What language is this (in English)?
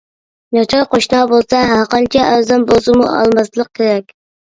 Uyghur